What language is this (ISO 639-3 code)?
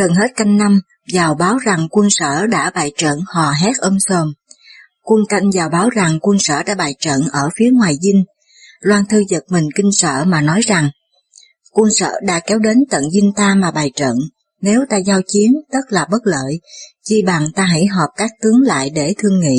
vie